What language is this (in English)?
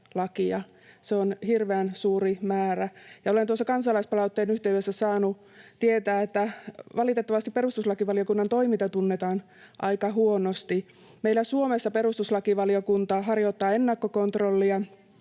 Finnish